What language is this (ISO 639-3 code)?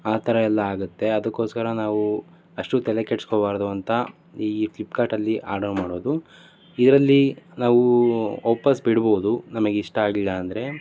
kan